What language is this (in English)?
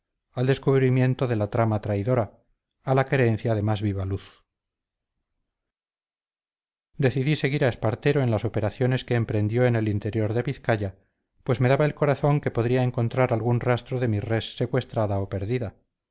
Spanish